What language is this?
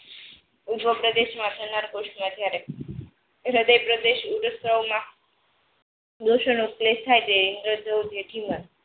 Gujarati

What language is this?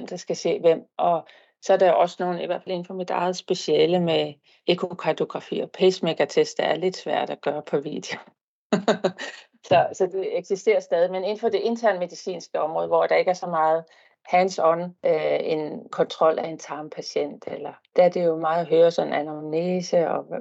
Danish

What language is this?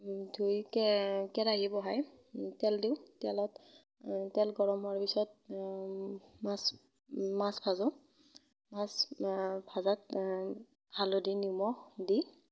Assamese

